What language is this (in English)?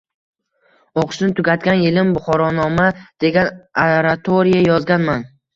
Uzbek